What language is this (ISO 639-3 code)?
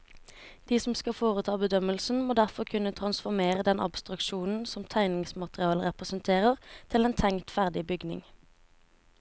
nor